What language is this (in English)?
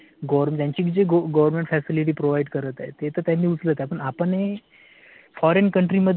Marathi